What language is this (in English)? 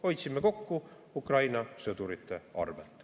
Estonian